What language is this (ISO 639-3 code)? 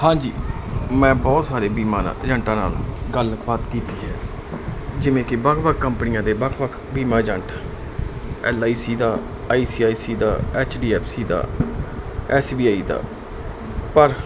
pan